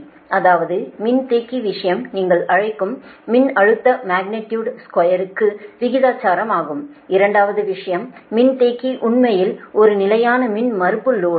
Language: Tamil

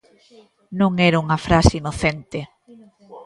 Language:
Galician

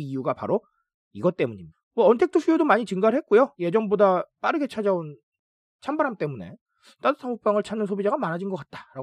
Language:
Korean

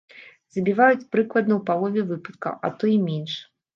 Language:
Belarusian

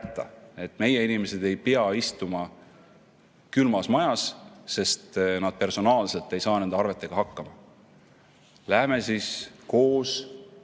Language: Estonian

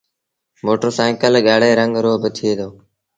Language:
Sindhi Bhil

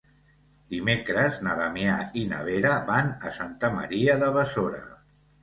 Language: Catalan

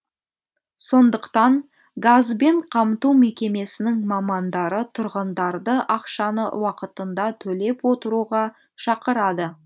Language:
Kazakh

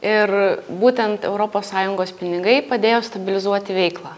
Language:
Lithuanian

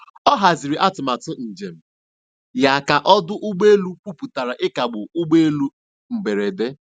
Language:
Igbo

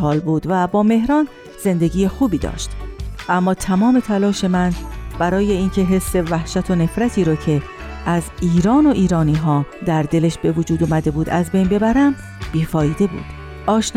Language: Persian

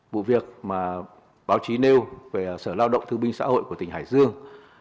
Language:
Vietnamese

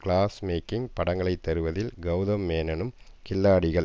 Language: Tamil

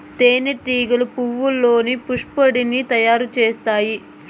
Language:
Telugu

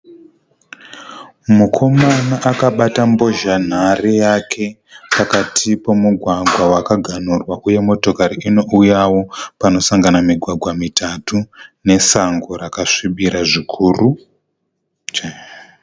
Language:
Shona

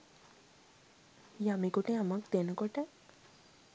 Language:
Sinhala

